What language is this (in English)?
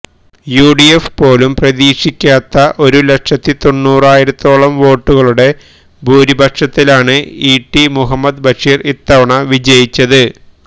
Malayalam